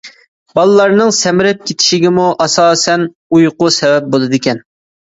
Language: Uyghur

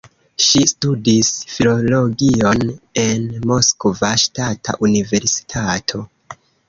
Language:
Esperanto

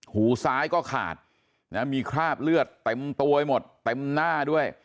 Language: Thai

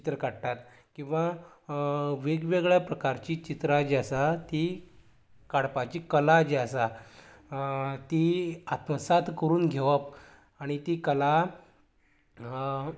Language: Konkani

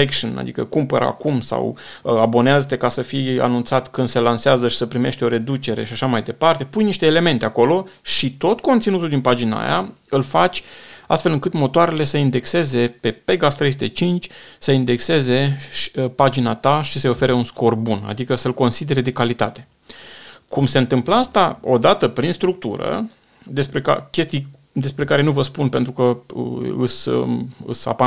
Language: Romanian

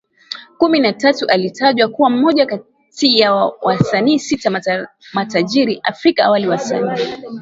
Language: Swahili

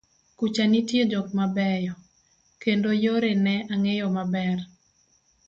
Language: Luo (Kenya and Tanzania)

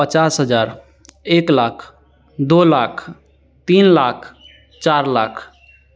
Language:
Hindi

